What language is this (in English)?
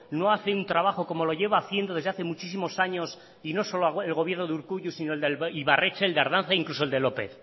Spanish